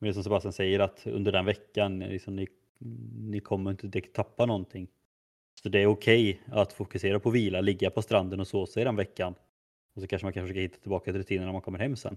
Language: Swedish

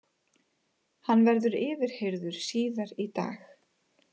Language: Icelandic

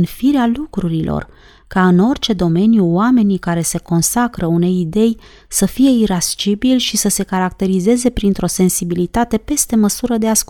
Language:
Romanian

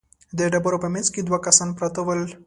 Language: Pashto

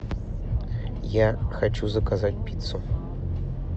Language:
Russian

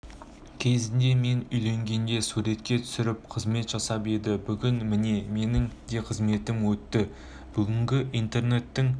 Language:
Kazakh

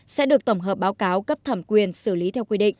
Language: Vietnamese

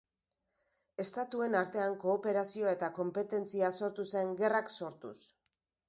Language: Basque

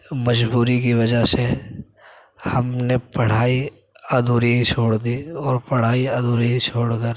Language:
Urdu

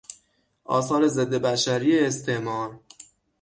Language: Persian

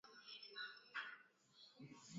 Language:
Swahili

